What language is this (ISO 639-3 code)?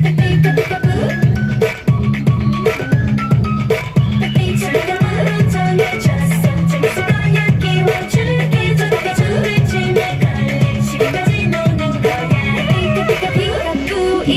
fra